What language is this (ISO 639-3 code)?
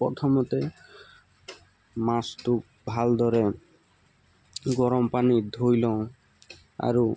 asm